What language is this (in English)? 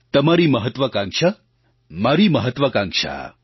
Gujarati